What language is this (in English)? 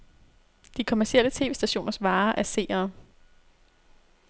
Danish